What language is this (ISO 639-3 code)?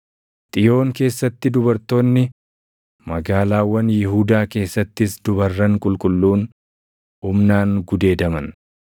orm